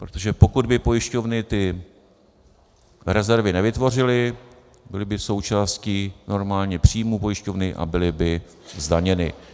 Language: Czech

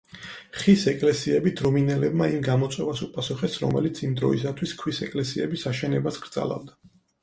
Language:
Georgian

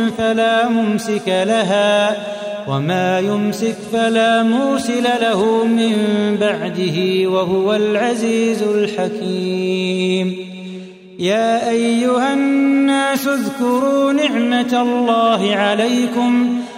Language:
Arabic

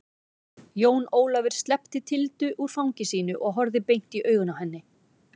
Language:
Icelandic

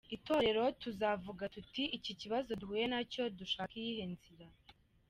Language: Kinyarwanda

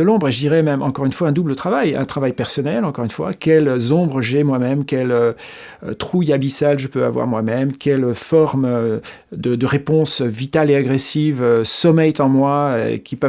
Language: French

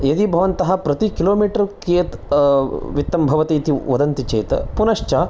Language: Sanskrit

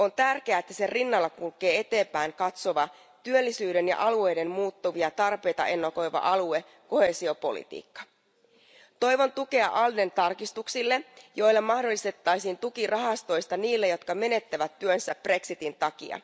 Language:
Finnish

